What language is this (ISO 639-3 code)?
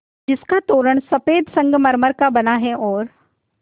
hin